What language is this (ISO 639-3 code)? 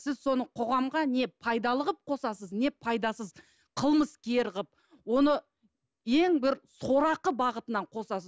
kaz